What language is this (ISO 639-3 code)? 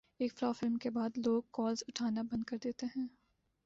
urd